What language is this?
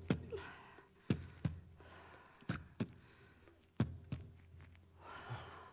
French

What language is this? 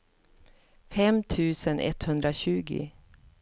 Swedish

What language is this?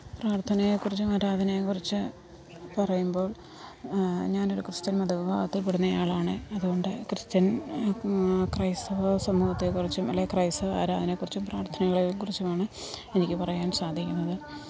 Malayalam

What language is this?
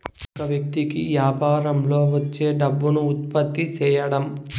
Telugu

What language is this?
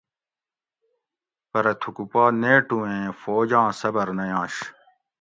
Gawri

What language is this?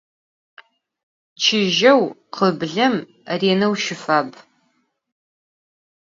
Adyghe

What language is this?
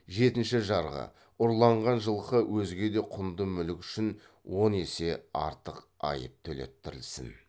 Kazakh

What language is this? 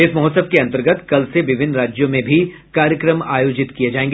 Hindi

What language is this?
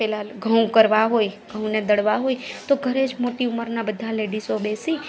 Gujarati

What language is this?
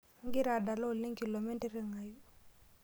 Masai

